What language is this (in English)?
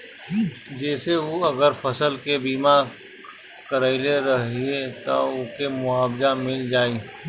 Bhojpuri